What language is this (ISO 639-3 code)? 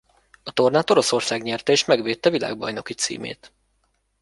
hun